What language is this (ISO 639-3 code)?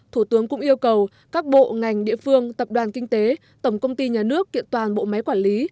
vie